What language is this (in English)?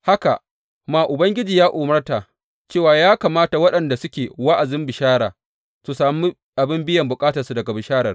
Hausa